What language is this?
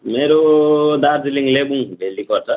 Nepali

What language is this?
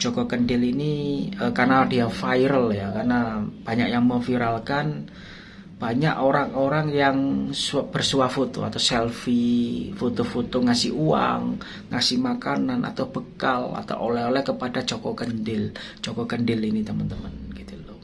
Indonesian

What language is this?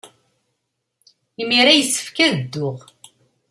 Kabyle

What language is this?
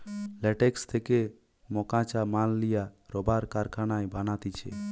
Bangla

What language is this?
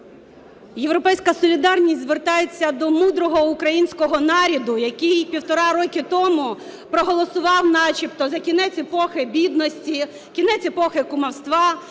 Ukrainian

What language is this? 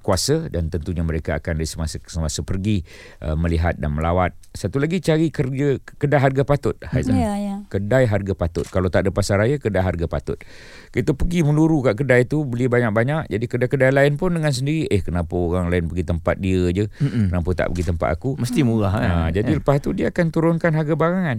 Malay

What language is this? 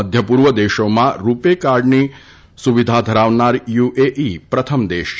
Gujarati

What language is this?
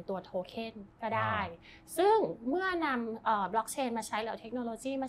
Thai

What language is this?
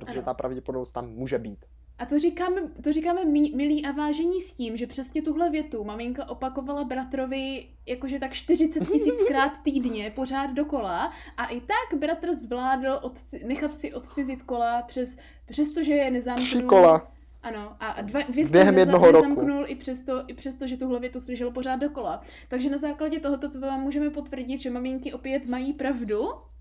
Czech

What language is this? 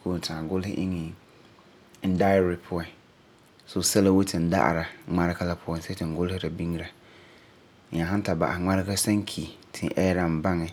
Frafra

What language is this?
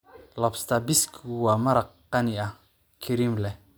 Somali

